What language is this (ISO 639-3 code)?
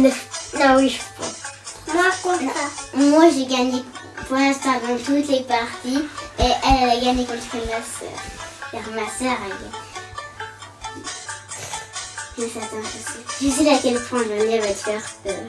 fra